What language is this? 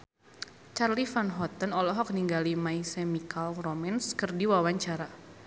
Sundanese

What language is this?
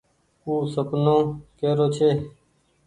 Goaria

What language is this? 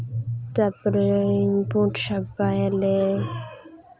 Santali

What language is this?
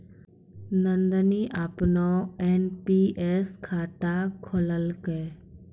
Maithili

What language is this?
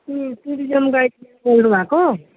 Nepali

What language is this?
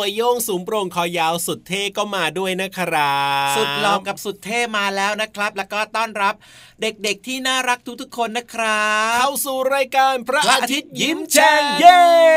Thai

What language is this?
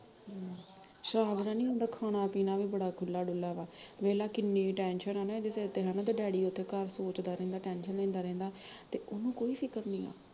Punjabi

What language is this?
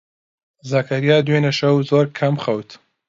Central Kurdish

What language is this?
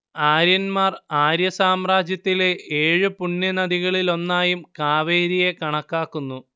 Malayalam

